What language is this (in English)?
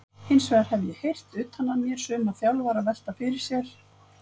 Icelandic